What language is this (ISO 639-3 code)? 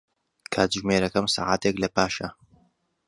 ckb